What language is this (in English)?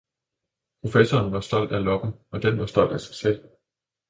Danish